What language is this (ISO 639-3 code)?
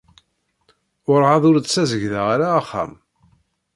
kab